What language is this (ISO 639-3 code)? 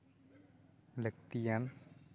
sat